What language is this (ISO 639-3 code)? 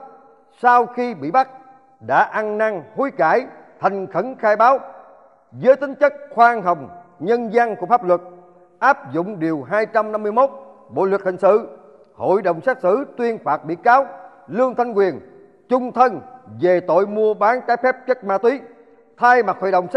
vie